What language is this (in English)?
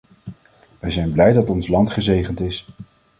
Dutch